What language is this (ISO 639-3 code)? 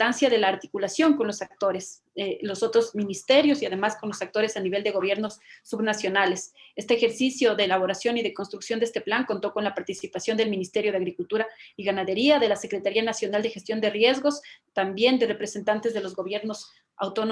spa